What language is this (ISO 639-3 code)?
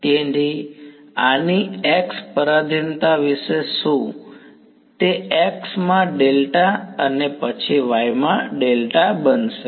guj